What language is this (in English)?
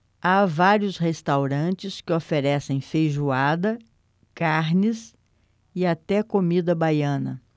Portuguese